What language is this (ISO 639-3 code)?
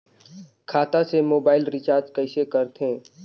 hne